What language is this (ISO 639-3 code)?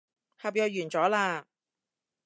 yue